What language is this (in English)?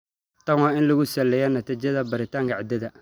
Somali